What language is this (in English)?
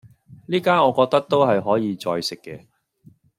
Cantonese